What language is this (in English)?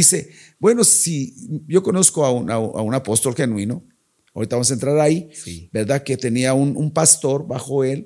Spanish